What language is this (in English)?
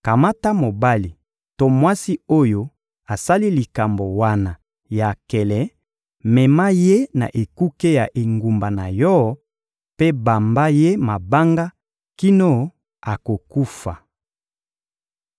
Lingala